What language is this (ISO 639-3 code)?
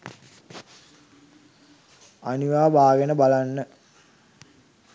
sin